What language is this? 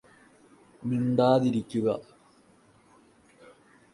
Malayalam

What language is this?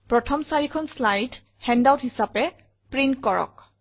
Assamese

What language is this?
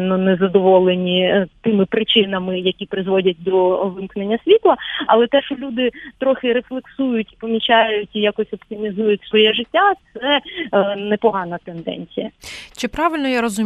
Ukrainian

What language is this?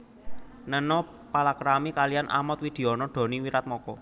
Javanese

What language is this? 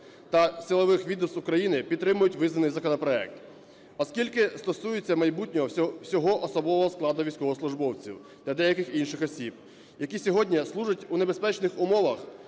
Ukrainian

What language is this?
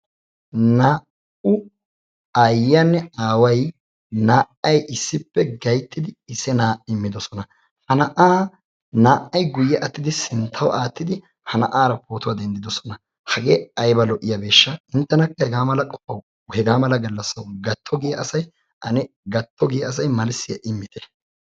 Wolaytta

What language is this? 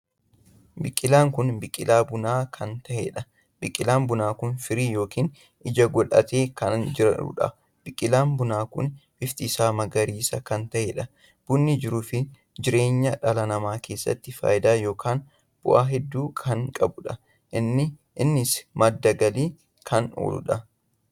Oromo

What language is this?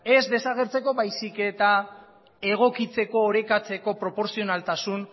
Basque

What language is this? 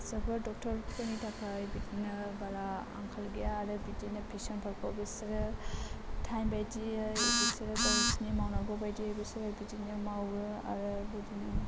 Bodo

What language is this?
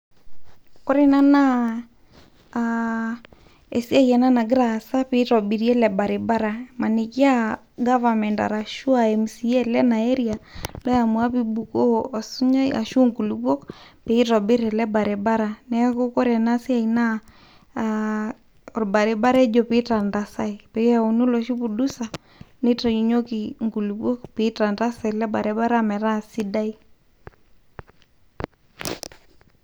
Masai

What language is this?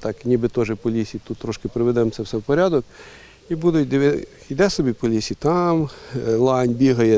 Ukrainian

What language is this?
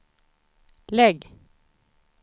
Swedish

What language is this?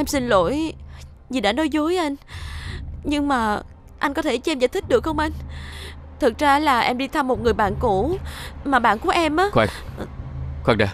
Vietnamese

